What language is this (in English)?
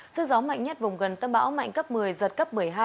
Vietnamese